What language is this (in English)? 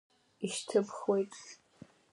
Abkhazian